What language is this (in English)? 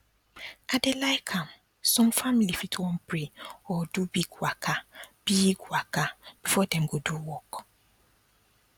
Nigerian Pidgin